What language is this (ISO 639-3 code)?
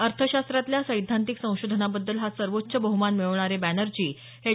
mar